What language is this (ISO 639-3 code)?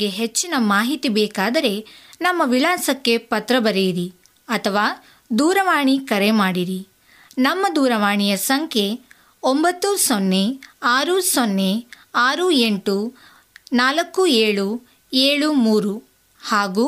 kan